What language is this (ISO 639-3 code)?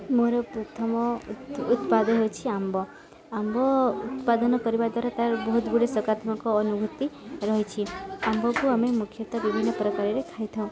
ori